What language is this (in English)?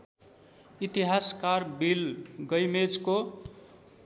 Nepali